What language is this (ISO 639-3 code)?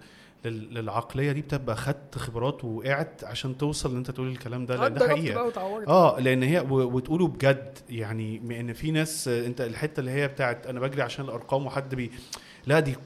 ara